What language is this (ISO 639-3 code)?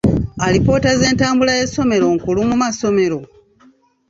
lug